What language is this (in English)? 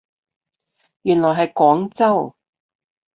Cantonese